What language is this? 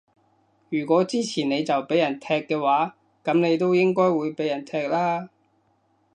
Cantonese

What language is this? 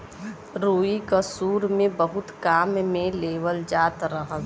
Bhojpuri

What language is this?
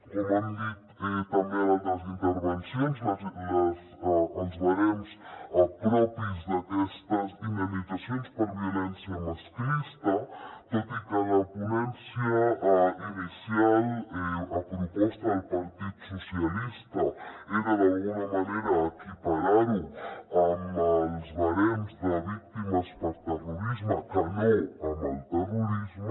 Catalan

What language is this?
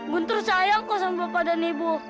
Indonesian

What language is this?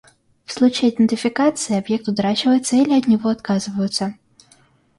Russian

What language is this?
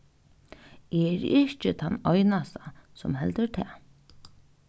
Faroese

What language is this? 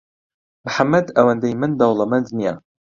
Central Kurdish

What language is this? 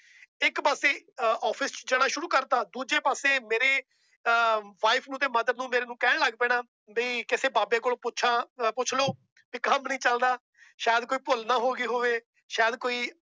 Punjabi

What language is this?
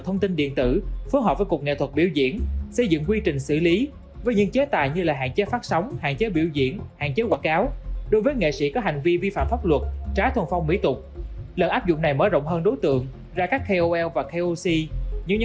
Vietnamese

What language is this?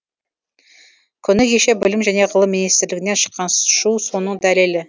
Kazakh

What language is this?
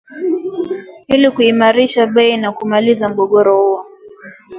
Swahili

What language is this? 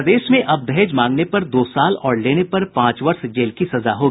Hindi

